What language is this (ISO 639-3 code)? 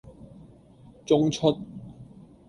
yue